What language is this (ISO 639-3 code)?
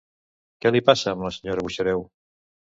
cat